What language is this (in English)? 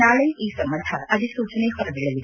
Kannada